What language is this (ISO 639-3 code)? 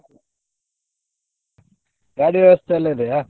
kan